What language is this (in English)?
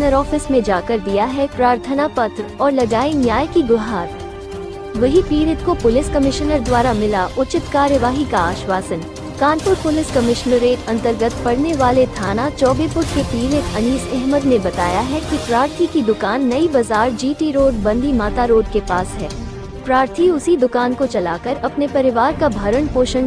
Hindi